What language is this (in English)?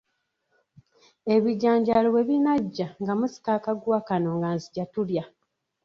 Ganda